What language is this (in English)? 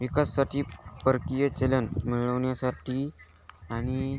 Marathi